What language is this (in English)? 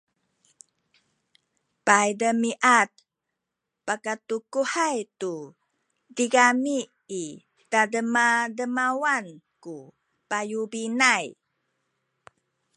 Sakizaya